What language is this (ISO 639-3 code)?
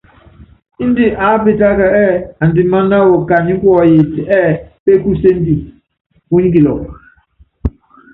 yav